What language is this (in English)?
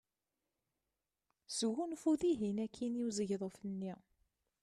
Kabyle